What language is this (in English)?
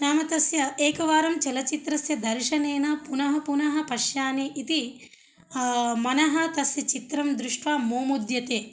Sanskrit